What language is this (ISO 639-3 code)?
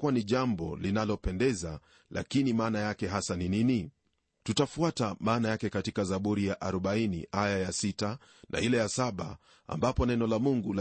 swa